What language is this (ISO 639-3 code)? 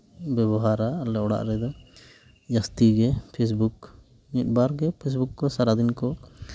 sat